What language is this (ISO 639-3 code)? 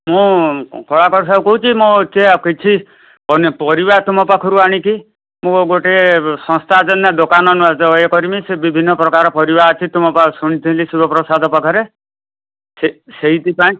ori